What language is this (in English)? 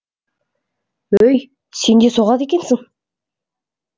Kazakh